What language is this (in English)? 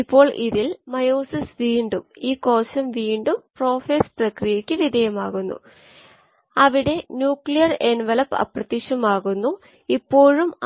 Malayalam